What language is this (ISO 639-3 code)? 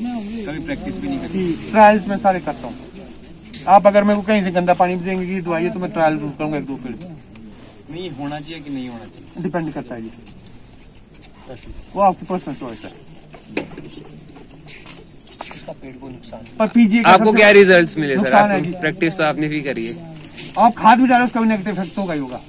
hin